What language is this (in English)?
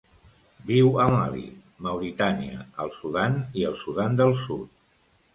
Catalan